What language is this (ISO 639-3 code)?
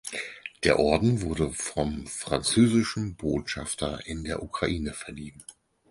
deu